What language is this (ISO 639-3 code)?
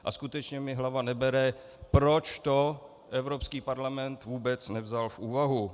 ces